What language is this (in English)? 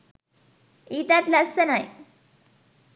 Sinhala